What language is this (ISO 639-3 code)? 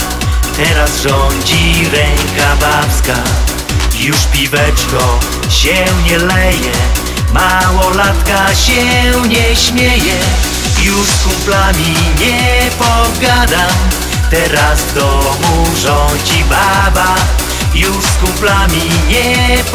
pol